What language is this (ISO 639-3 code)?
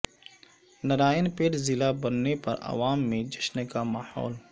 urd